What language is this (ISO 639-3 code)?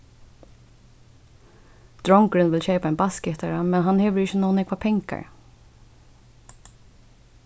fao